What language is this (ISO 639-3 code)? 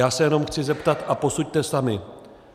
ces